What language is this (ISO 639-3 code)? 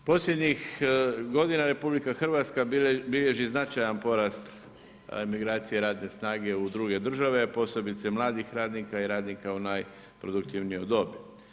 hrv